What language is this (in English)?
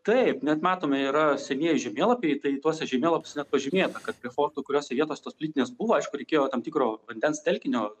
Lithuanian